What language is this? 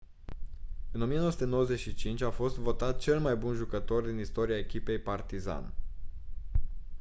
Romanian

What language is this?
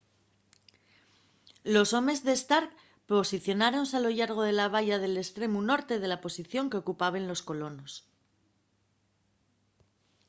Asturian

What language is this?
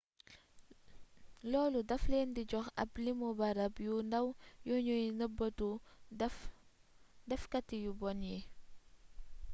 Wolof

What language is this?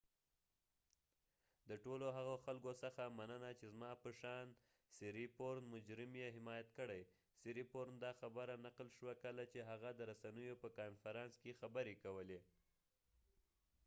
Pashto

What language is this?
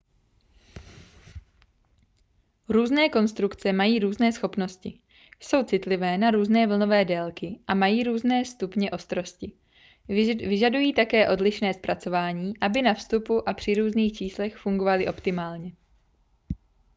Czech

